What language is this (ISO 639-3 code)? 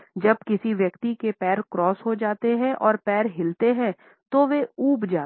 hin